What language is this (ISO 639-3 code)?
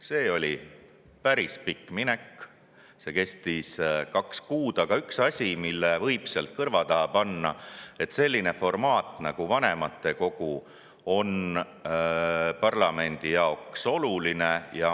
est